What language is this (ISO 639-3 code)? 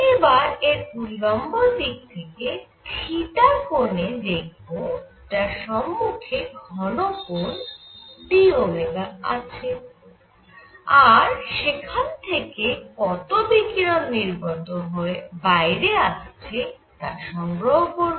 ben